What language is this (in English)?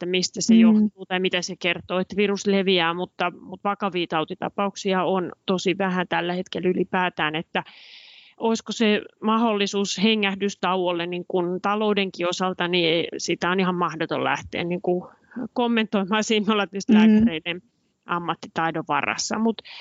Finnish